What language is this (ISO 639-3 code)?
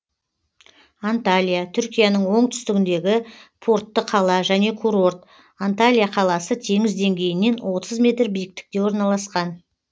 kaz